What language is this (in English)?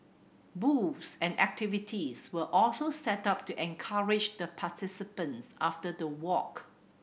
English